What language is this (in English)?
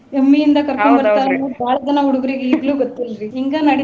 Kannada